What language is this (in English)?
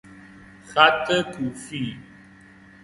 Persian